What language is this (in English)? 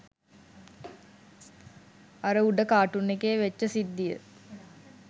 Sinhala